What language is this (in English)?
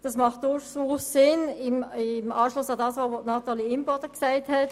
Swiss German